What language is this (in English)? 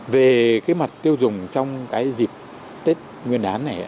Vietnamese